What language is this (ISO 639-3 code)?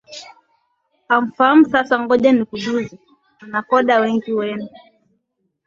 swa